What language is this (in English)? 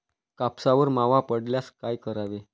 Marathi